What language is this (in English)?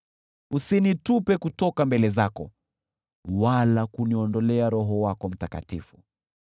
Swahili